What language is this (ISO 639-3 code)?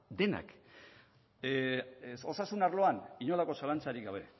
eus